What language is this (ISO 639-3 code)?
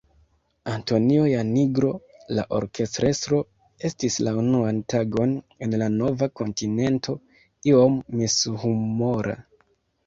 epo